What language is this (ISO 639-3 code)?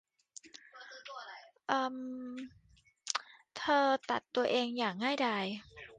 tha